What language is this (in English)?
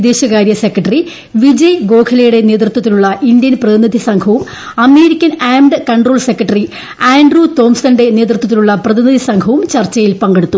Malayalam